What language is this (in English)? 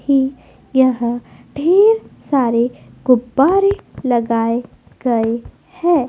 Hindi